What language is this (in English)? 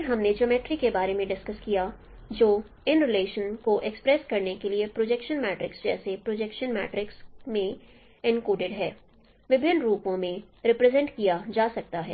Hindi